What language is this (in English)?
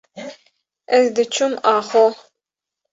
Kurdish